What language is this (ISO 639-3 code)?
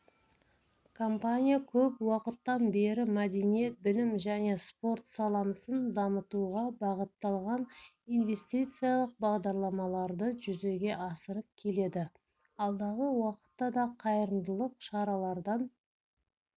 kaz